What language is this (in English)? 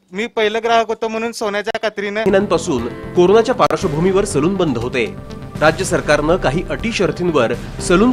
Hindi